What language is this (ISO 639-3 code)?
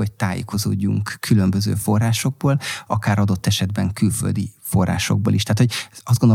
hun